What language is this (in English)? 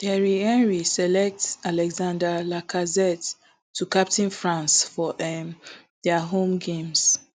Nigerian Pidgin